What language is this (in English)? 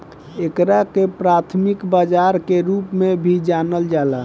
Bhojpuri